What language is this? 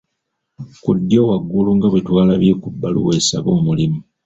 Ganda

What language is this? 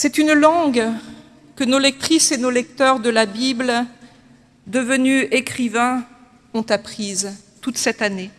French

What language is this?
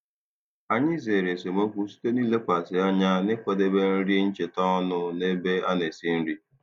Igbo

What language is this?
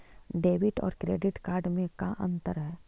Magahi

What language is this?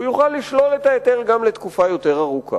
Hebrew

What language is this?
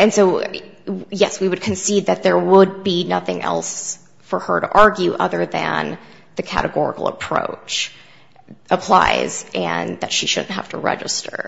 English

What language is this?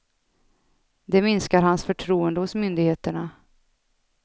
Swedish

